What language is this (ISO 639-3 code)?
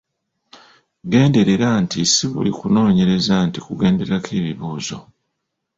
lug